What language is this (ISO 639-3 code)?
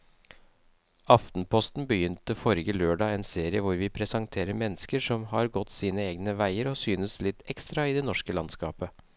nor